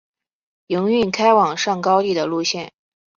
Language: Chinese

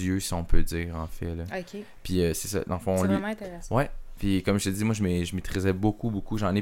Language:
French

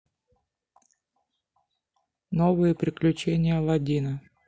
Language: Russian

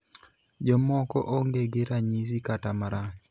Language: Luo (Kenya and Tanzania)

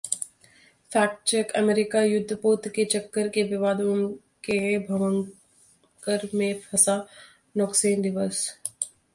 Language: Hindi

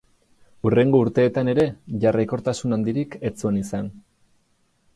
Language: Basque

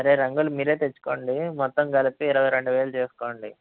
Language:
Telugu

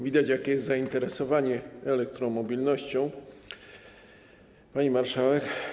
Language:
Polish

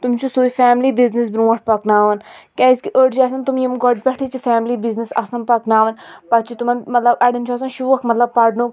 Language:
Kashmiri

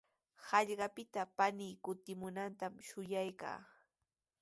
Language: Sihuas Ancash Quechua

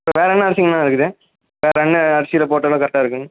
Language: Tamil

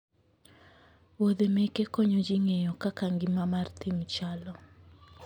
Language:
Luo (Kenya and Tanzania)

